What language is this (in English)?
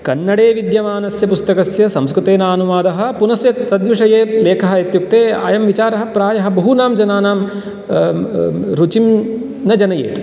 Sanskrit